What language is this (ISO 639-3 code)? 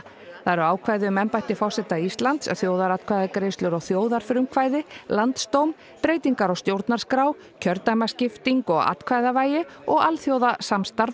isl